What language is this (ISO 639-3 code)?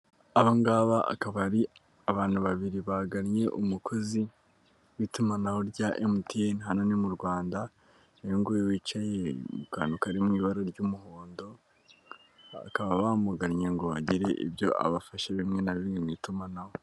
kin